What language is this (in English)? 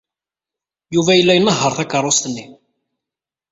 Kabyle